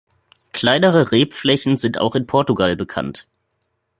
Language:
German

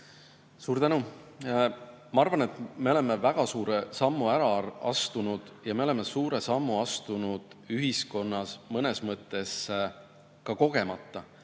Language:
Estonian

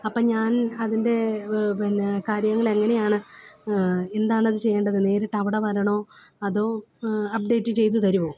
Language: Malayalam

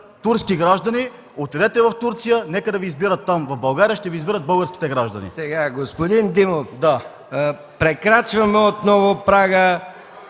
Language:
Bulgarian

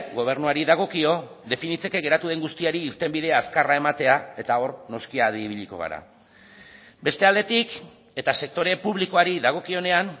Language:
Basque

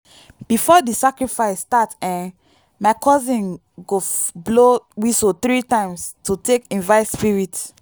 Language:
Nigerian Pidgin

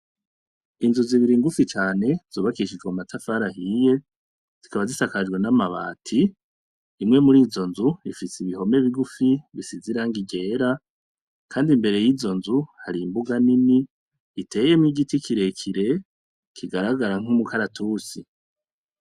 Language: Rundi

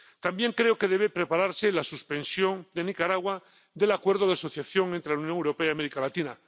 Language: Spanish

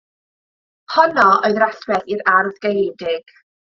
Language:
Welsh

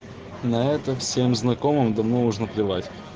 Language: Russian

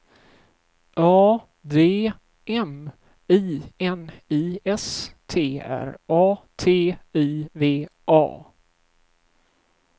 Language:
Swedish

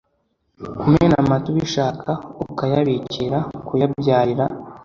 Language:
Kinyarwanda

